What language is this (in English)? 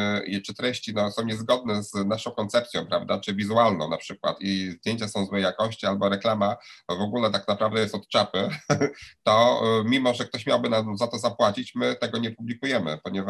Polish